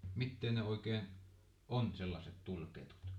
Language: Finnish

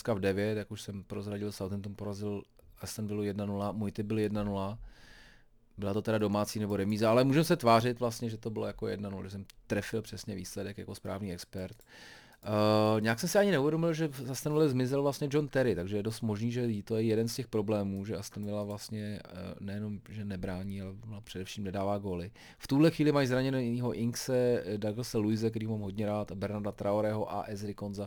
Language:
Czech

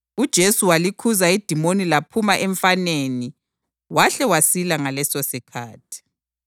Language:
North Ndebele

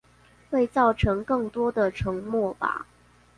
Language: Chinese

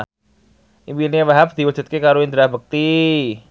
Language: Javanese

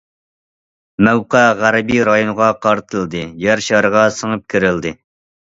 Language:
Uyghur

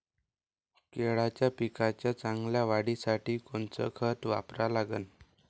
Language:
Marathi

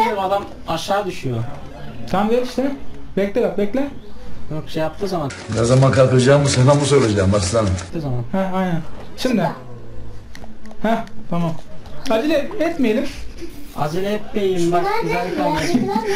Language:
Turkish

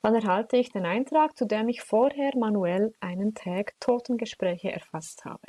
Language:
German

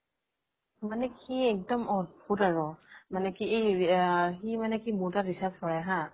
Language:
Assamese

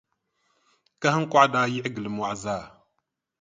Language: Dagbani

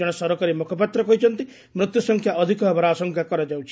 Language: Odia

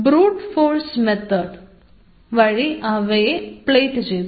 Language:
Malayalam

